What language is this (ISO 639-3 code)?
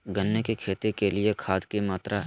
mag